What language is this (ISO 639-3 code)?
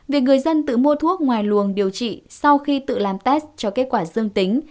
vie